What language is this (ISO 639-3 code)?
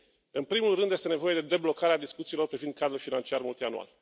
ron